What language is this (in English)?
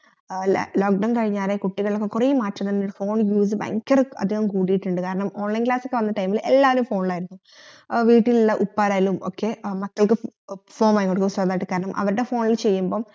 Malayalam